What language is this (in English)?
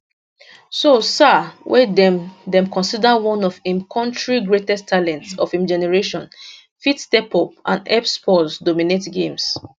Nigerian Pidgin